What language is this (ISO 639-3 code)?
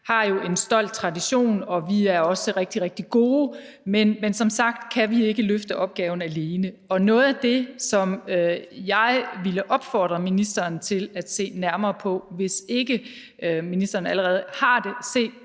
dan